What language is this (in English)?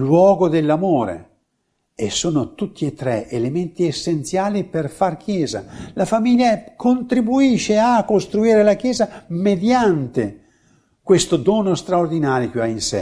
Italian